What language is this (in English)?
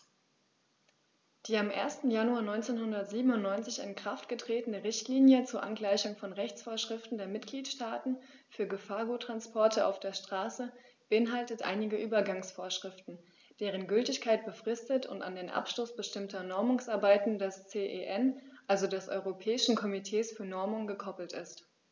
German